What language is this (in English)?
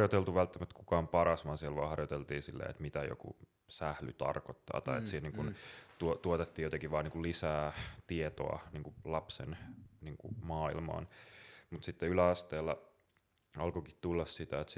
Finnish